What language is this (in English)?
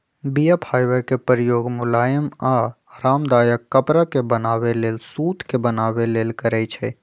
Magahi